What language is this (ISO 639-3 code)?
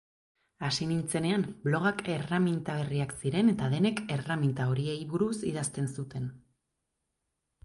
eus